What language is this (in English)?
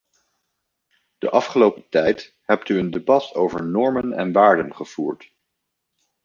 Dutch